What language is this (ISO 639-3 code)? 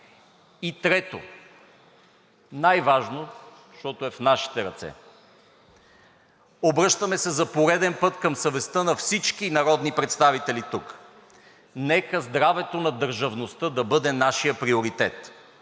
bul